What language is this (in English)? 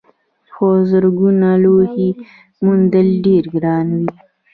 Pashto